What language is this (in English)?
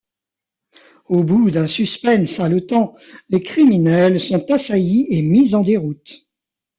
French